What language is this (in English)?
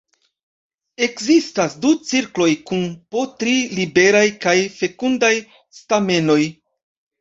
Esperanto